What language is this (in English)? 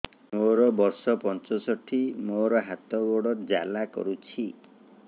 Odia